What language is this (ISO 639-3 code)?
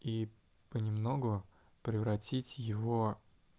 rus